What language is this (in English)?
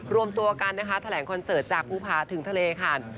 Thai